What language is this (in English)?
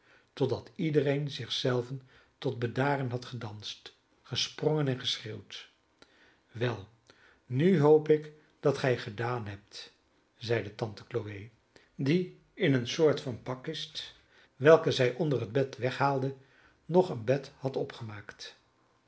Dutch